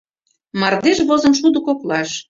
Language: Mari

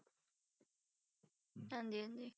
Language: Punjabi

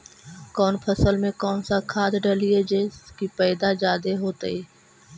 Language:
Magahi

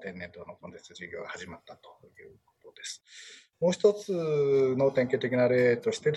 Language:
Japanese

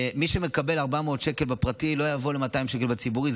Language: Hebrew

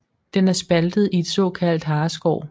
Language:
Danish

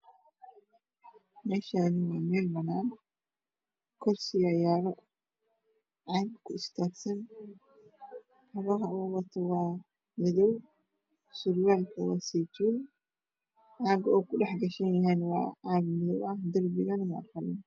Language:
Somali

